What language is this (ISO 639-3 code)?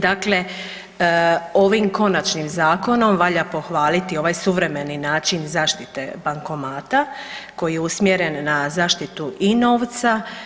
hrv